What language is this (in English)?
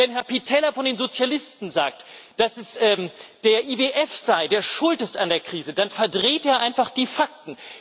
German